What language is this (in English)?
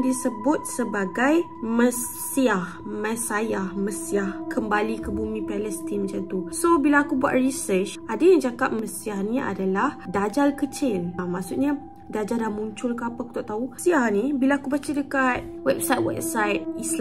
Malay